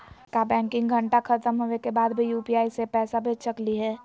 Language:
Magahi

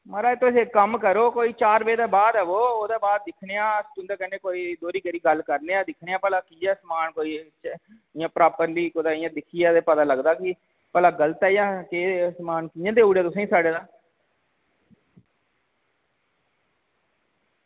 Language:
Dogri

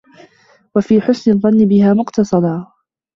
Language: Arabic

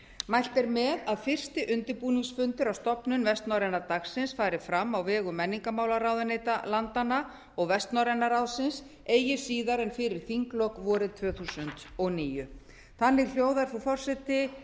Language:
Icelandic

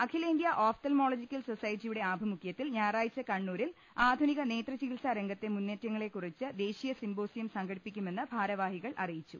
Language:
Malayalam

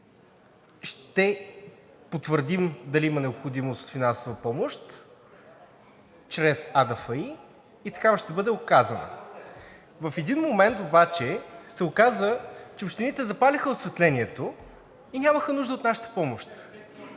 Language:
Bulgarian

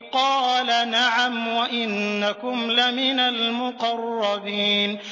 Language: Arabic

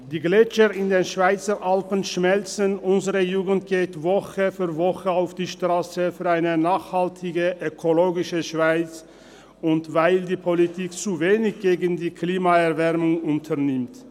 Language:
Swiss German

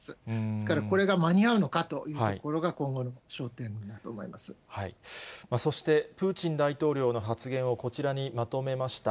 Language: Japanese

